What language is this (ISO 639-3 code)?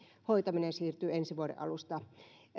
fin